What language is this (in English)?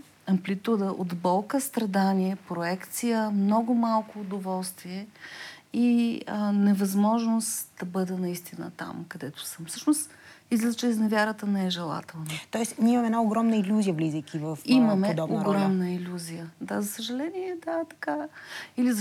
Bulgarian